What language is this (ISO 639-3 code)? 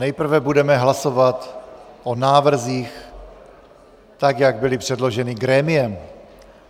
ces